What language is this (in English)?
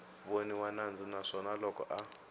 Tsonga